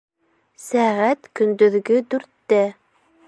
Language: Bashkir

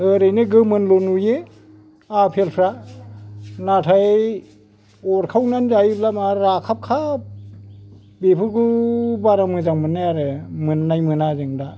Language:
Bodo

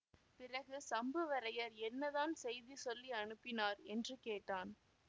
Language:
Tamil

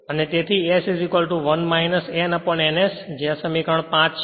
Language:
Gujarati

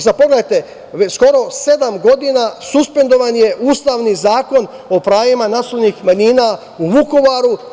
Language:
Serbian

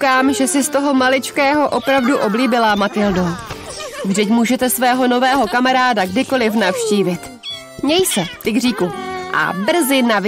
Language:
Czech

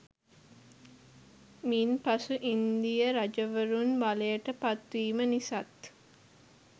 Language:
Sinhala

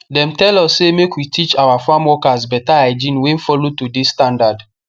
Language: Nigerian Pidgin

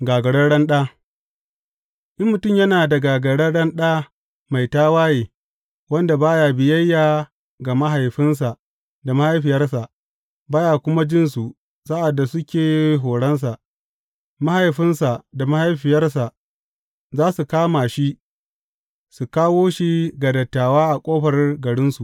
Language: Hausa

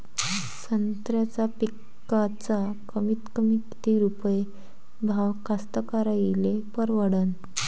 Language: Marathi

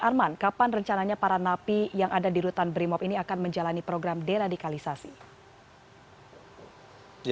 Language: Indonesian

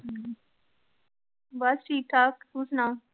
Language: Punjabi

